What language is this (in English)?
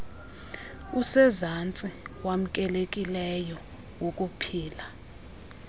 Xhosa